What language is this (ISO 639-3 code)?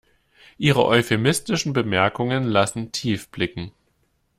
deu